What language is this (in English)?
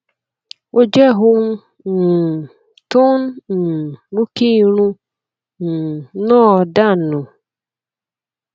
Yoruba